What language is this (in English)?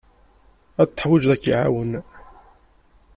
Kabyle